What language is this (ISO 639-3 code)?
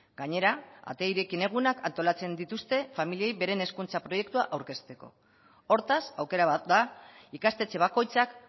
eus